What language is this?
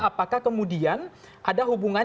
Indonesian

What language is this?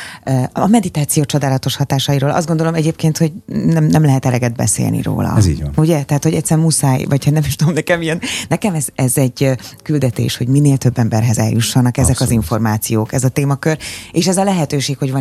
Hungarian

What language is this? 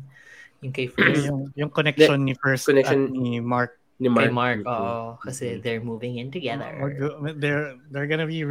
Filipino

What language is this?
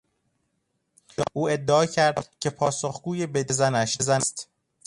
Persian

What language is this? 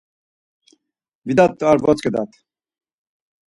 Laz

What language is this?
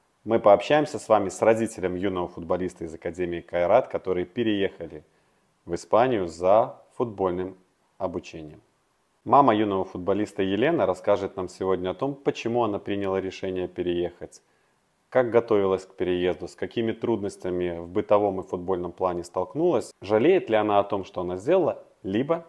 Russian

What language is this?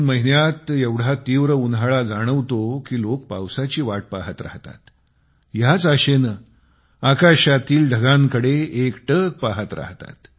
Marathi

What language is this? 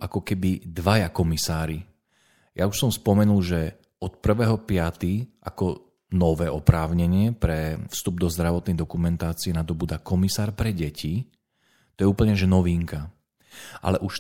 Slovak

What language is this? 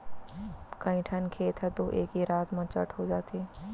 Chhattisgarhi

